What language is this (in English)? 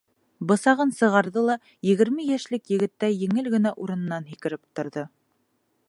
Bashkir